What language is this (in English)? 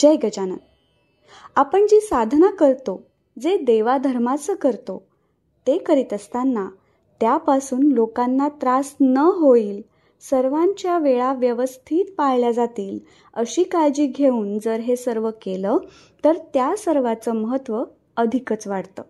Marathi